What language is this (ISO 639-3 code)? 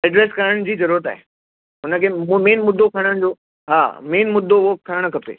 snd